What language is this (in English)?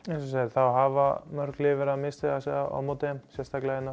Icelandic